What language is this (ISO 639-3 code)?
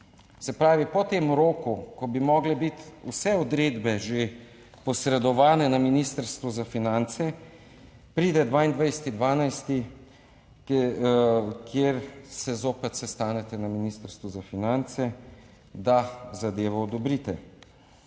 slv